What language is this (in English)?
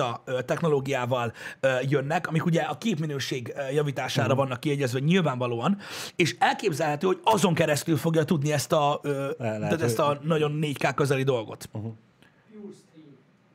Hungarian